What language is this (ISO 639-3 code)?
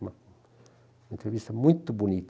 por